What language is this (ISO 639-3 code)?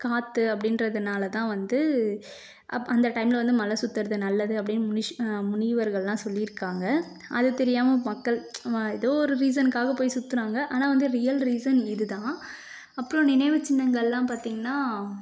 tam